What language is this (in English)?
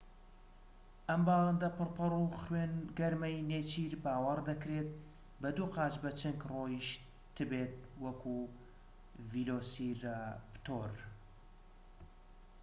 Central Kurdish